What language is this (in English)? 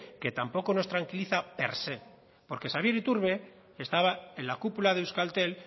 Spanish